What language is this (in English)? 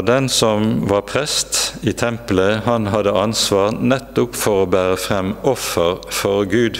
Norwegian